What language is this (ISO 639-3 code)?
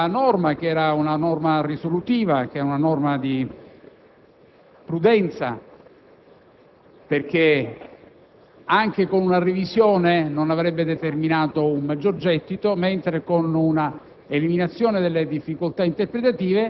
ita